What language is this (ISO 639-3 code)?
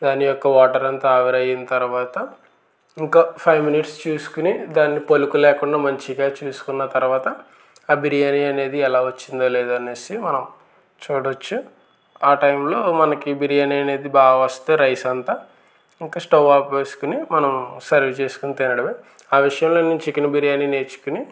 tel